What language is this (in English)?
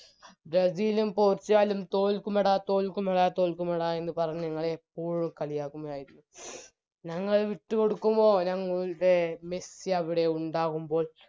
Malayalam